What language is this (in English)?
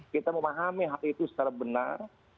Indonesian